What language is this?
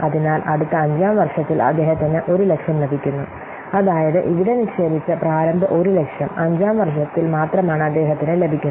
Malayalam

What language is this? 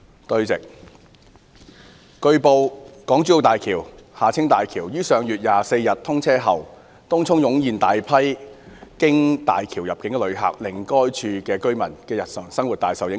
Cantonese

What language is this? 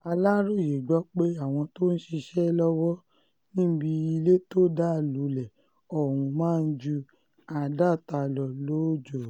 Yoruba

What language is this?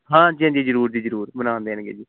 Punjabi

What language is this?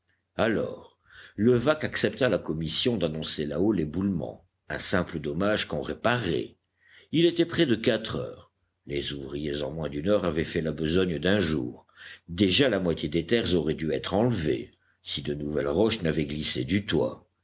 French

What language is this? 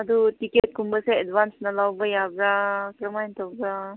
Manipuri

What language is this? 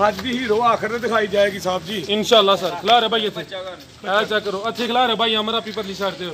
Punjabi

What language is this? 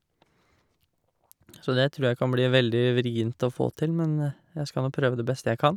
Norwegian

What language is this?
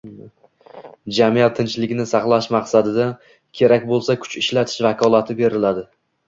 Uzbek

